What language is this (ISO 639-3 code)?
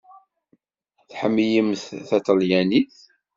kab